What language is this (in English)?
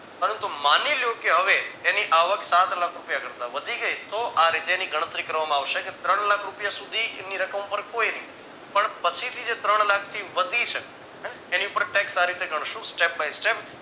Gujarati